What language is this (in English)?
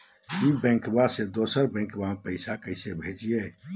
Magahi